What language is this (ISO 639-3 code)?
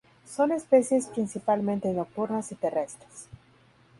spa